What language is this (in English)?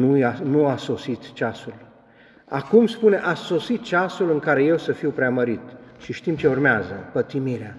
Romanian